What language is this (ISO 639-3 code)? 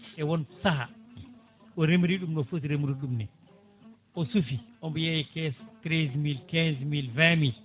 ful